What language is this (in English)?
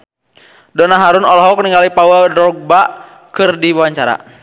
Sundanese